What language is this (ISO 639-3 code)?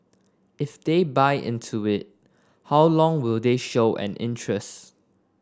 eng